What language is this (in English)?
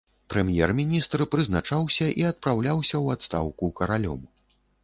Belarusian